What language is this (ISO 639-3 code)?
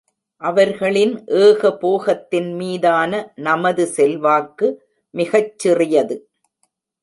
tam